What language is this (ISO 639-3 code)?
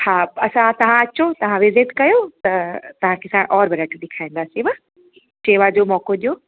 snd